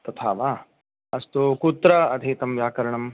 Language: Sanskrit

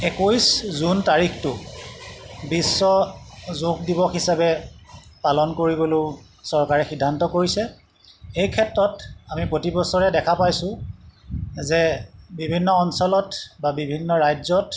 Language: Assamese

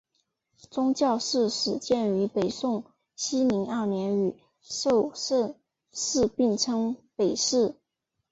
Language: Chinese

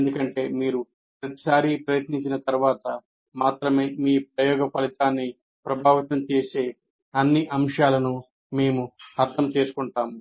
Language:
Telugu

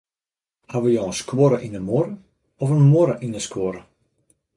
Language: Western Frisian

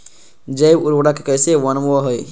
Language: Magahi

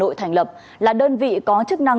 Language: Vietnamese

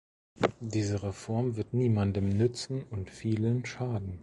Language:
German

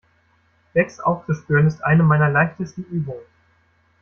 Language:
German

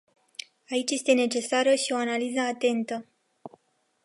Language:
Romanian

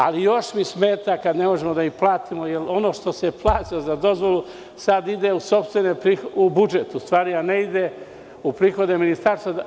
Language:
Serbian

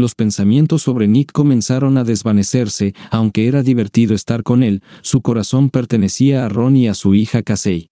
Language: Spanish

